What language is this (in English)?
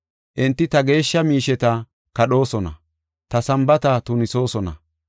Gofa